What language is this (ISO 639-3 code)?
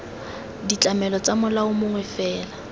tsn